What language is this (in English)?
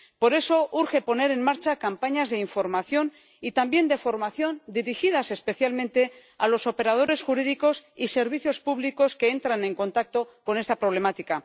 Spanish